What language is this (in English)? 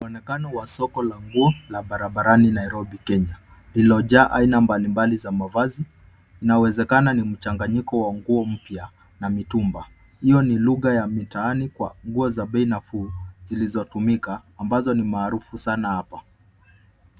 Swahili